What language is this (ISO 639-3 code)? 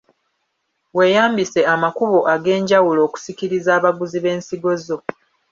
lug